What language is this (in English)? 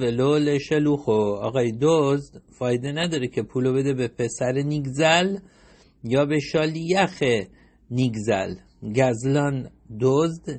Persian